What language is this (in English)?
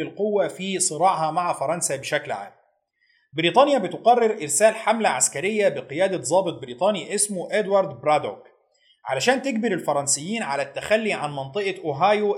Arabic